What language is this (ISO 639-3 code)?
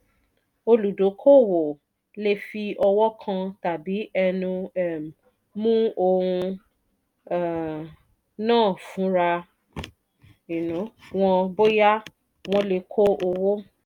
yor